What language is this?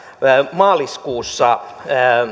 Finnish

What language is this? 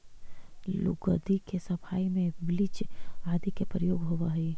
Magahi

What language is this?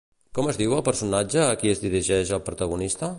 Catalan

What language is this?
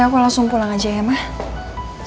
Indonesian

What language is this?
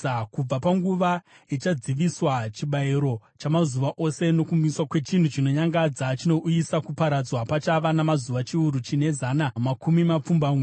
Shona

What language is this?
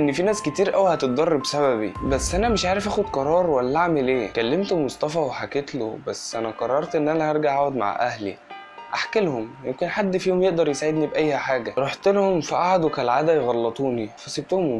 Arabic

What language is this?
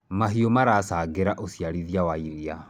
Kikuyu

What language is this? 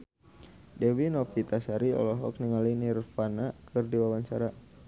Sundanese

